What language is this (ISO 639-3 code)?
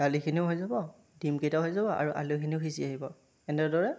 asm